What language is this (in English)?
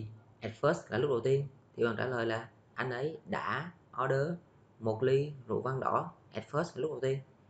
Vietnamese